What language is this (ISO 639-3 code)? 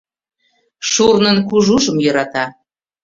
chm